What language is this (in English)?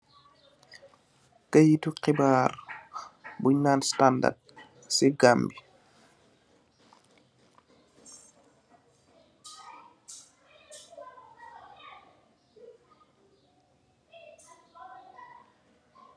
Wolof